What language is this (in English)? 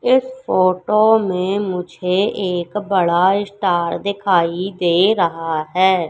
Hindi